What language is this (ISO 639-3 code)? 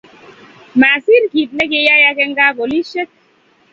kln